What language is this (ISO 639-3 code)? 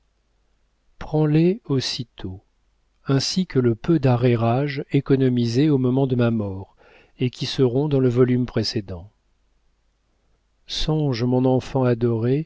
fra